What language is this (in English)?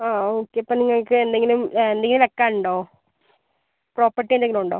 Malayalam